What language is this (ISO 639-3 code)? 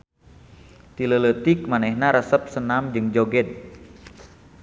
sun